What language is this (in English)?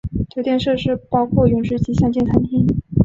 Chinese